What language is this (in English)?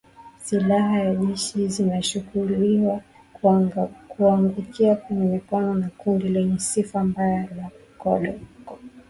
Swahili